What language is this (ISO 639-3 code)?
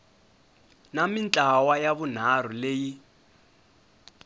tso